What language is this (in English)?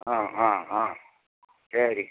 Malayalam